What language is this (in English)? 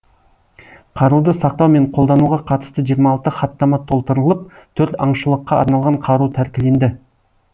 Kazakh